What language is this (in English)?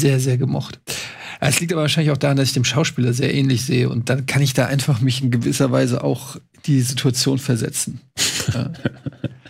German